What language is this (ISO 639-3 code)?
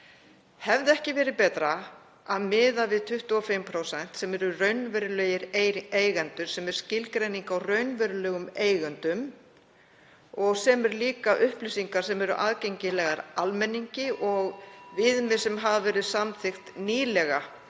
isl